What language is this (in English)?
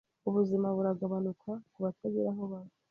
Kinyarwanda